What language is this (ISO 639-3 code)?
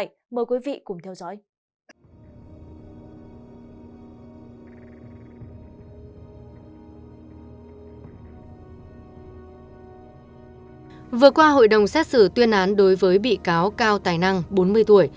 vie